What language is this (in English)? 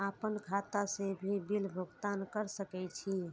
Maithili